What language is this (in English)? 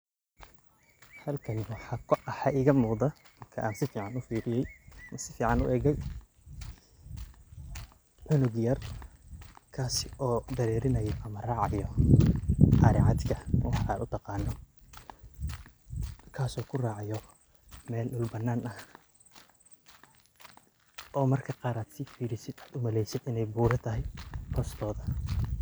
Somali